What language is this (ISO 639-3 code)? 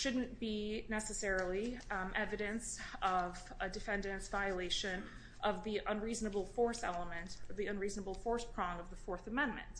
eng